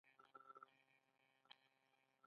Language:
Pashto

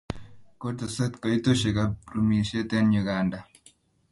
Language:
Kalenjin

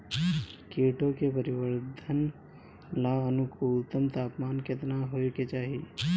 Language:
Bhojpuri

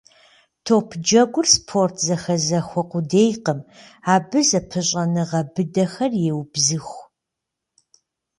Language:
Kabardian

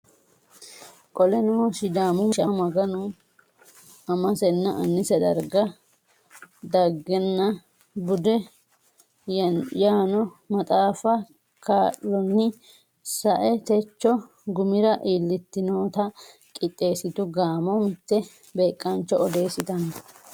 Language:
Sidamo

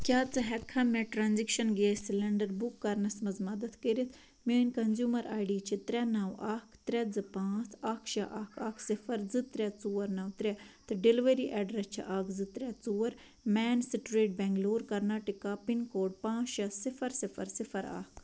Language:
Kashmiri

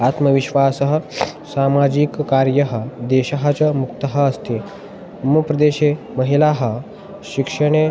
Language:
Sanskrit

